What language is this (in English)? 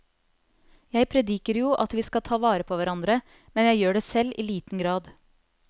Norwegian